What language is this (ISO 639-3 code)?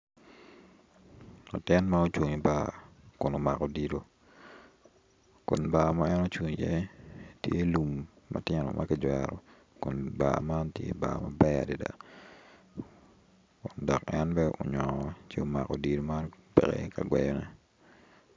ach